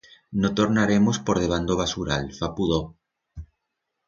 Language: Aragonese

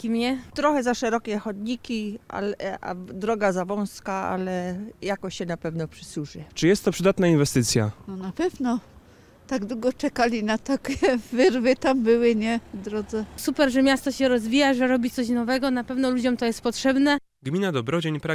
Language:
Polish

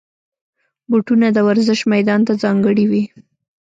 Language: Pashto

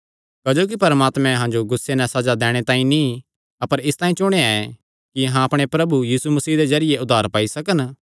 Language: Kangri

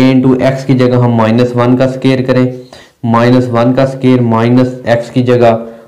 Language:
Hindi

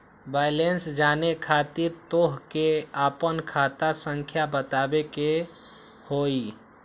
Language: Magahi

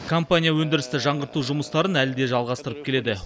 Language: Kazakh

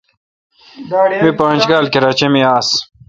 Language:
Kalkoti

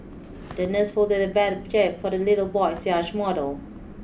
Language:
English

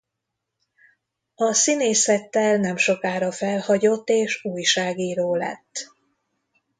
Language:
Hungarian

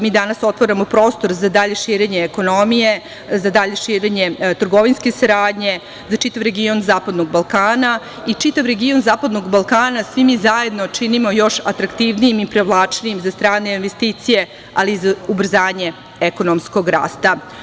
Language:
Serbian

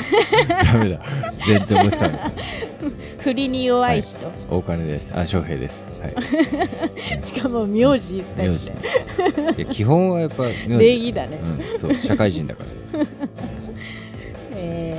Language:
Japanese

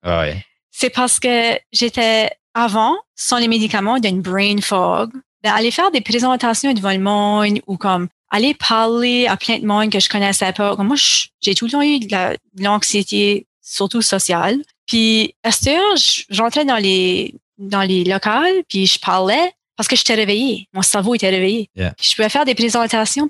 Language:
French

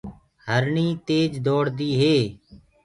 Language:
Gurgula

